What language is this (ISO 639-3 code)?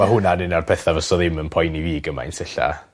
cym